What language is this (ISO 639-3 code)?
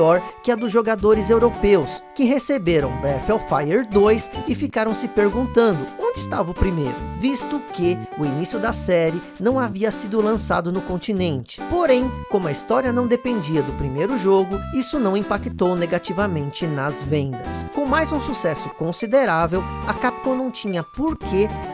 por